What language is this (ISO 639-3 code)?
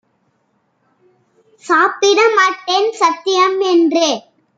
tam